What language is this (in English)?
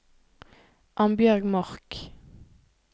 Norwegian